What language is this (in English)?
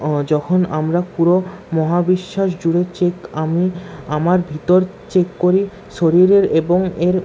Bangla